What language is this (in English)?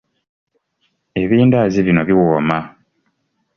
Ganda